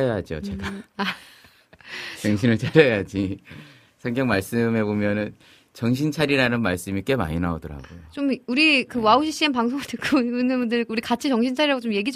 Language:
Korean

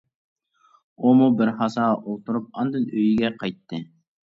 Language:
Uyghur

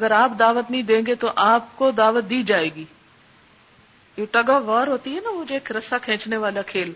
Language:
Urdu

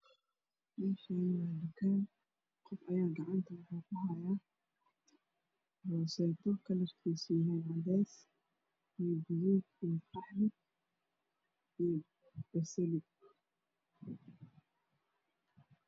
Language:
Somali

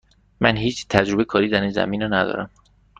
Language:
Persian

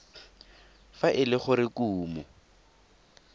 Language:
Tswana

